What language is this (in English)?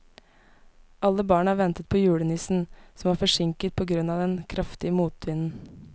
Norwegian